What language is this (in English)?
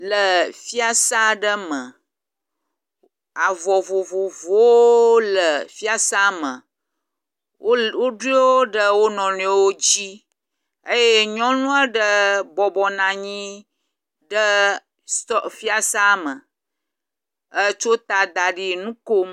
Ewe